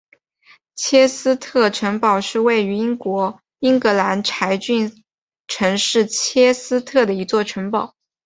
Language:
Chinese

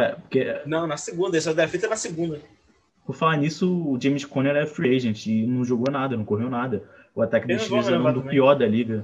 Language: Portuguese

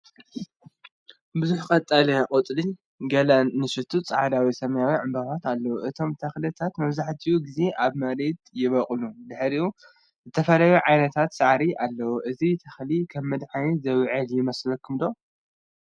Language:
Tigrinya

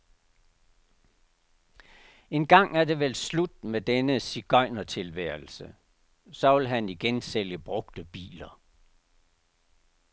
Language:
Danish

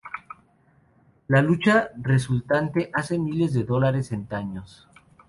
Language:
Spanish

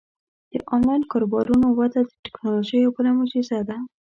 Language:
Pashto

